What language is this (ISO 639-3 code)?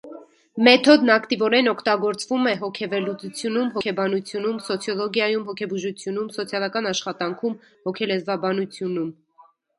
hye